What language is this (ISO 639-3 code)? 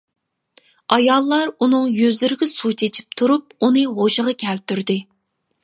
uig